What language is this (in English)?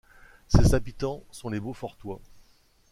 French